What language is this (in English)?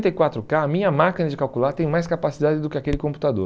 Portuguese